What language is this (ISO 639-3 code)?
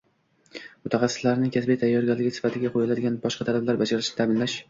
uzb